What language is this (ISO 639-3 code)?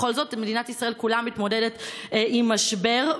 heb